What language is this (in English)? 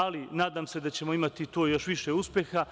Serbian